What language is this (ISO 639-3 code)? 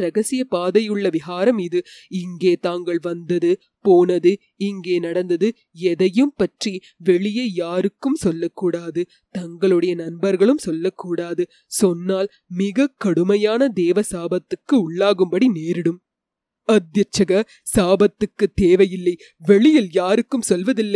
tam